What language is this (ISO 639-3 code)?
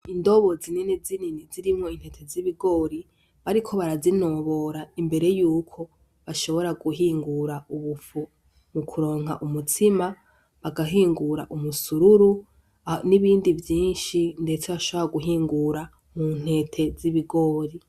run